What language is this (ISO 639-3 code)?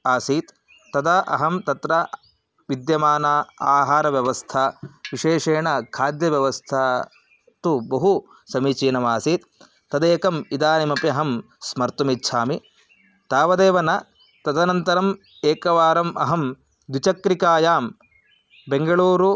san